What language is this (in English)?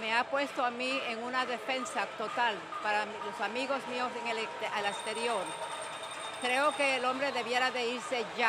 Spanish